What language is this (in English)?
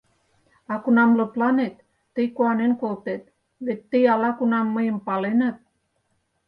Mari